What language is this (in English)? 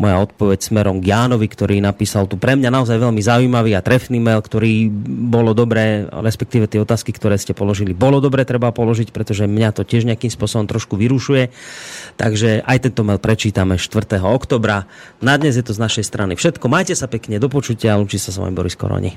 Slovak